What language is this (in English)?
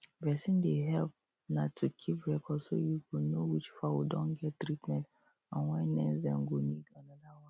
Nigerian Pidgin